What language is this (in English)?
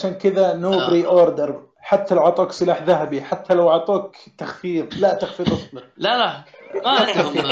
Arabic